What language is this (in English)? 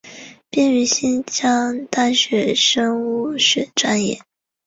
Chinese